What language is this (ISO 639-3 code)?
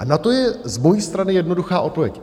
ces